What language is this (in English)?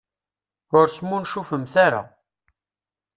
Kabyle